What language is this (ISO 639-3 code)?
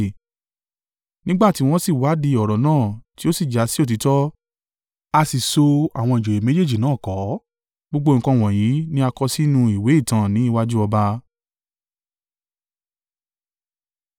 yor